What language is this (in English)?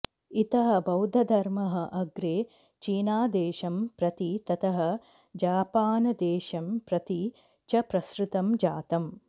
Sanskrit